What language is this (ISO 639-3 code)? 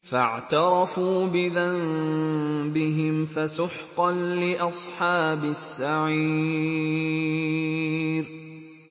ara